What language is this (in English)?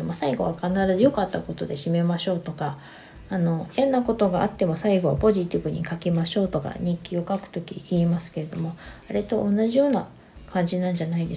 Japanese